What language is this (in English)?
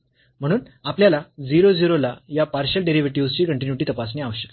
Marathi